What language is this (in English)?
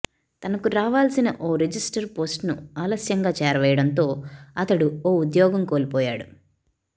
Telugu